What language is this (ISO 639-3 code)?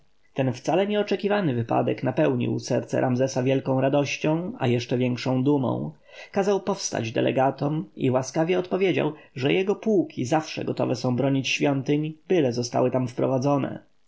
pol